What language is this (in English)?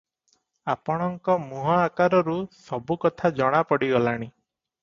Odia